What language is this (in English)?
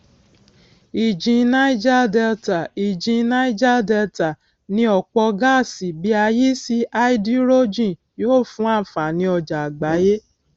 Yoruba